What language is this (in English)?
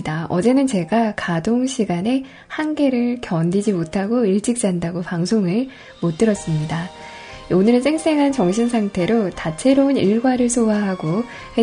Korean